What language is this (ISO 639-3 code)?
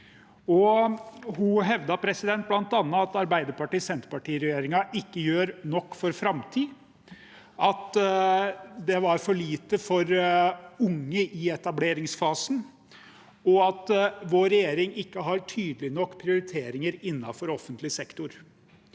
nor